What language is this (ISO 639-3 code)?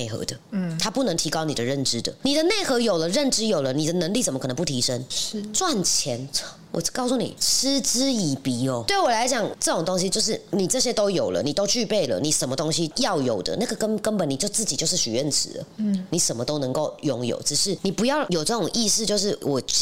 zho